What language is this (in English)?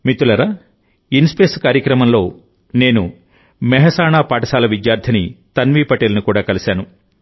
Telugu